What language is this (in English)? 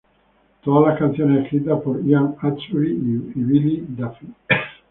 Spanish